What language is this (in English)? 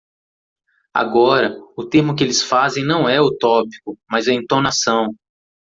Portuguese